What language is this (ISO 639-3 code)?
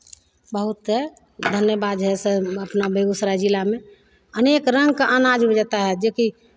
mai